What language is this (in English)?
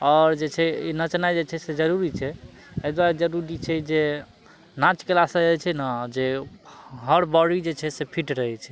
Maithili